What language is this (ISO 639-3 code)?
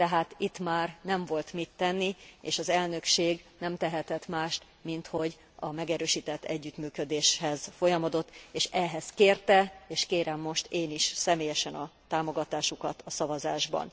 hun